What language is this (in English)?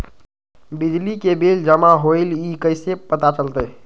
Magahi